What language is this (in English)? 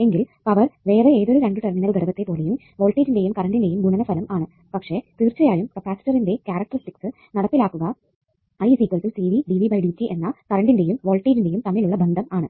Malayalam